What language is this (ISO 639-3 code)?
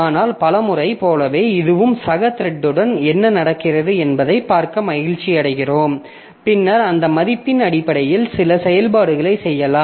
tam